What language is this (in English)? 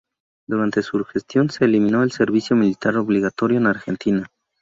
Spanish